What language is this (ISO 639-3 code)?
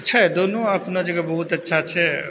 mai